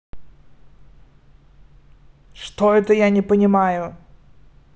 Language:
Russian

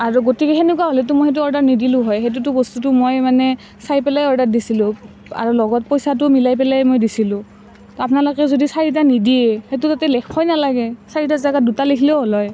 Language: Assamese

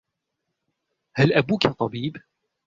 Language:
Arabic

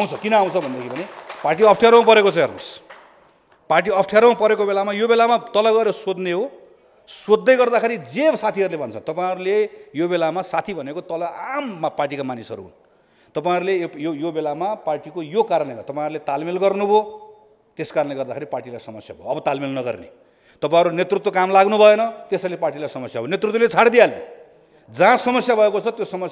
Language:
Hindi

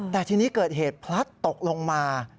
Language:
Thai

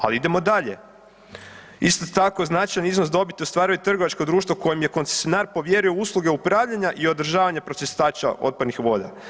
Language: Croatian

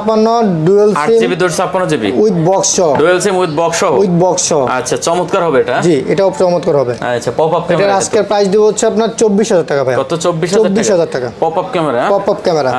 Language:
Bangla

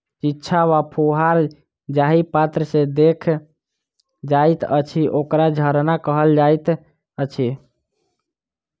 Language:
Maithili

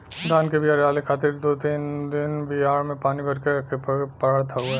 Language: Bhojpuri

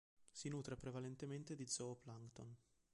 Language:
Italian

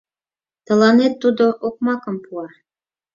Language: Mari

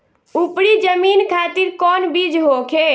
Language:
Bhojpuri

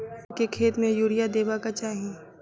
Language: Maithili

